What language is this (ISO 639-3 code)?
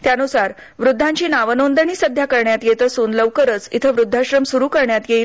mar